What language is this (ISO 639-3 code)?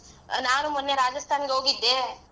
kan